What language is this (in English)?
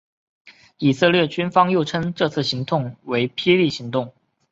Chinese